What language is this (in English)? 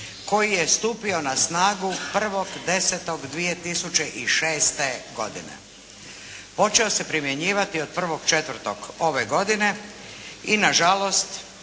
Croatian